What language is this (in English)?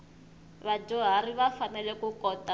Tsonga